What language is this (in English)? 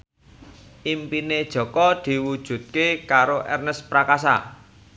Javanese